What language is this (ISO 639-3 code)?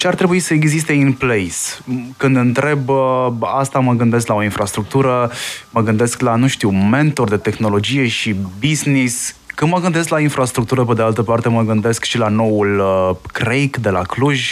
ron